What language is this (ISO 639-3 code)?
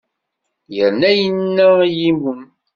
kab